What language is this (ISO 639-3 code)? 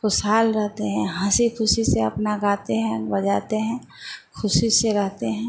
hin